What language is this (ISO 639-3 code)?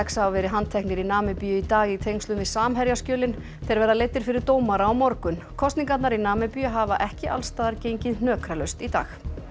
isl